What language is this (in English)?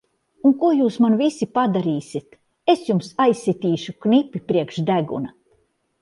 Latvian